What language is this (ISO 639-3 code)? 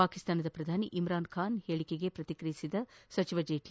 kan